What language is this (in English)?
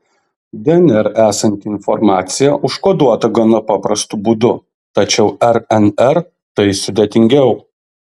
Lithuanian